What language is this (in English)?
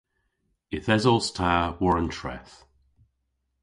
Cornish